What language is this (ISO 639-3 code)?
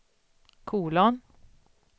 swe